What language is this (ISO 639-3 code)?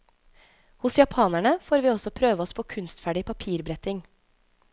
nor